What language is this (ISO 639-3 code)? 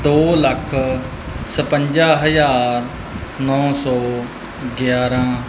pan